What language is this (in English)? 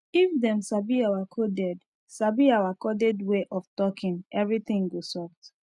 Nigerian Pidgin